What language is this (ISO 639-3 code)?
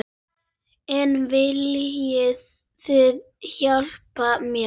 isl